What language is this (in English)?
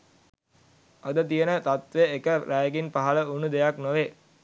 Sinhala